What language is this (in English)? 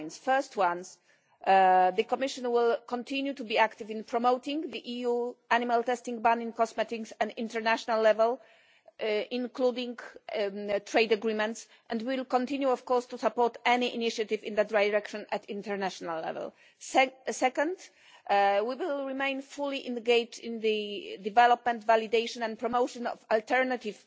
English